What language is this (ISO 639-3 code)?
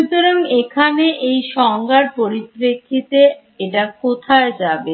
ben